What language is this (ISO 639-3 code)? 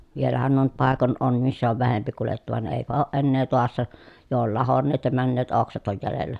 fin